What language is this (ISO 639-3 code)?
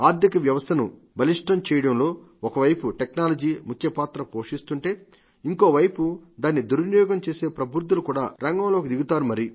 tel